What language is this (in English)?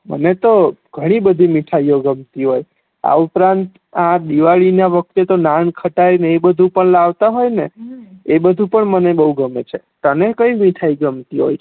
Gujarati